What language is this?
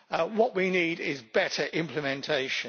English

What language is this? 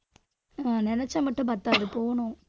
Tamil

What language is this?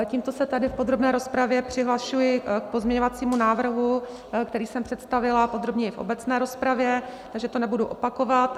Czech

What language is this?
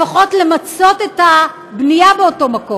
Hebrew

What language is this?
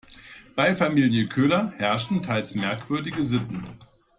German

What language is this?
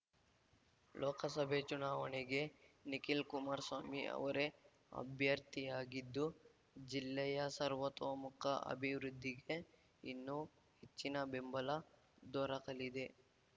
Kannada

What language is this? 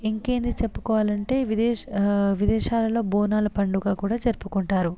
Telugu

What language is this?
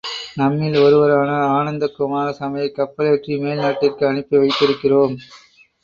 Tamil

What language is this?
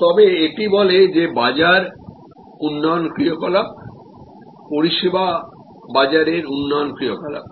Bangla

